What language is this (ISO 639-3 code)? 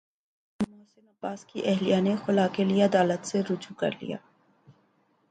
urd